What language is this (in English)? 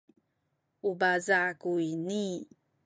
Sakizaya